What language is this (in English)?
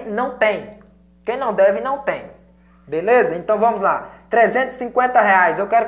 Portuguese